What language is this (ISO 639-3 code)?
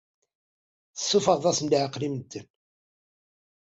kab